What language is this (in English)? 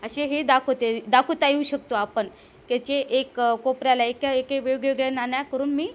Marathi